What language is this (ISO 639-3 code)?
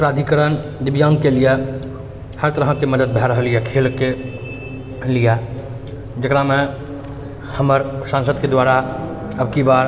mai